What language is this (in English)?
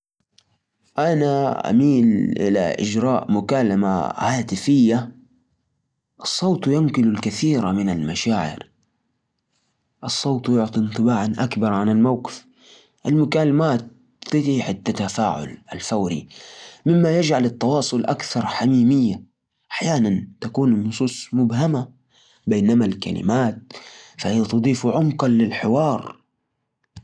Najdi Arabic